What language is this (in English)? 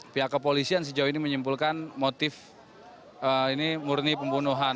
Indonesian